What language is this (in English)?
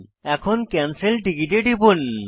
Bangla